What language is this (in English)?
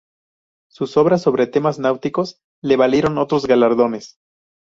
Spanish